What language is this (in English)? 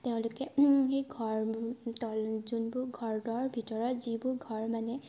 Assamese